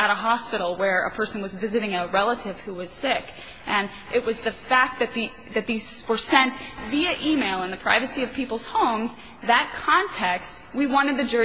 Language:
English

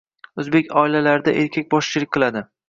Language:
Uzbek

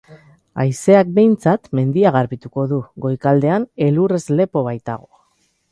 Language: Basque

